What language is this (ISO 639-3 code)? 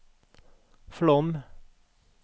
nor